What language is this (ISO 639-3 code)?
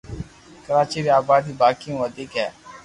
lrk